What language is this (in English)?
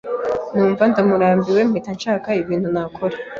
Kinyarwanda